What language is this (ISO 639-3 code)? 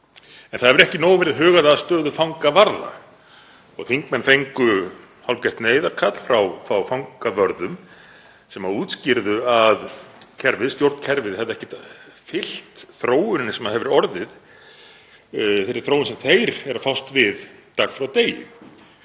isl